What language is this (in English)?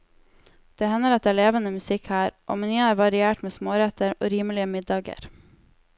Norwegian